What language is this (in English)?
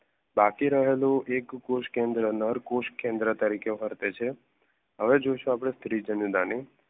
Gujarati